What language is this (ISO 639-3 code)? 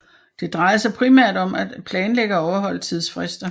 dan